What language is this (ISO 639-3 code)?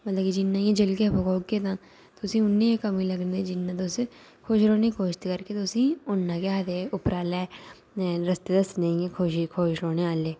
doi